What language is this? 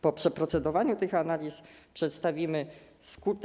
Polish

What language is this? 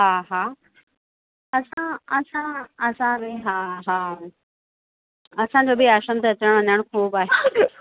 Sindhi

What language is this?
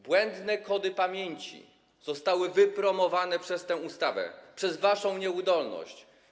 Polish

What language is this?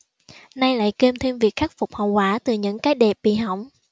Vietnamese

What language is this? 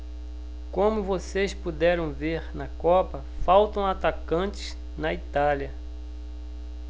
Portuguese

